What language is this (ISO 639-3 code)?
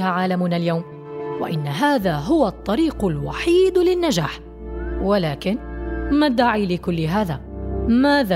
ara